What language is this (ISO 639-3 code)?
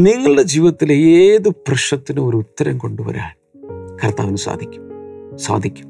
mal